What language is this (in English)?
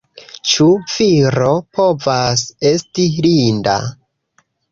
Esperanto